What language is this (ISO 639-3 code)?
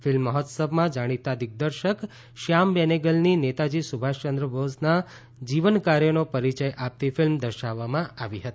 guj